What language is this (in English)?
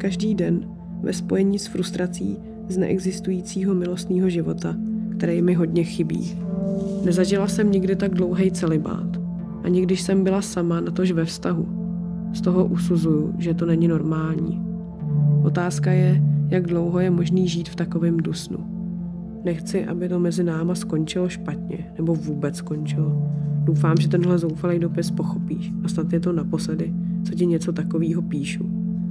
Czech